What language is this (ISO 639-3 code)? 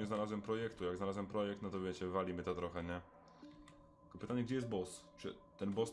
pol